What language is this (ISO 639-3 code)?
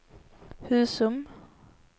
swe